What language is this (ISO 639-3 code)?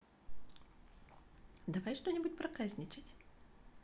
rus